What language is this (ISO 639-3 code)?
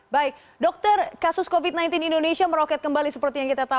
ind